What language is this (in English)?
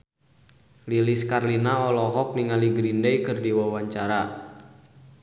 Sundanese